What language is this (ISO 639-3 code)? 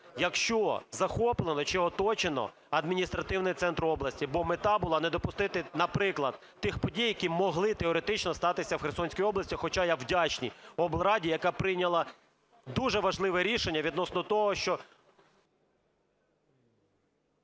ukr